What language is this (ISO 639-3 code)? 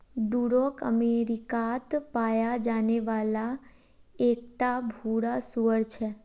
mag